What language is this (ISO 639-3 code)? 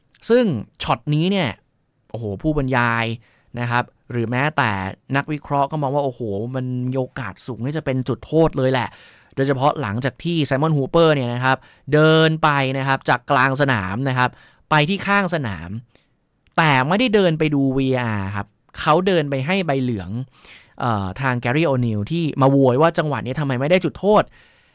tha